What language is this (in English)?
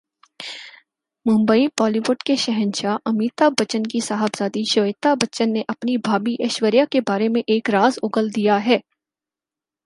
Urdu